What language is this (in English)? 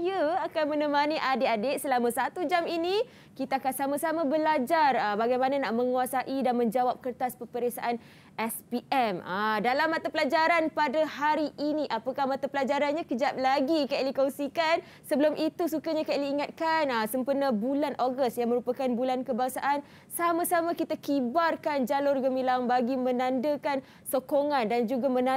Malay